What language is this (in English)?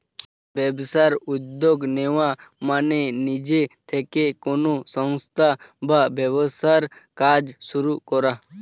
Bangla